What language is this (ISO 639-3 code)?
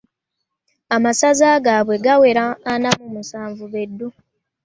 lug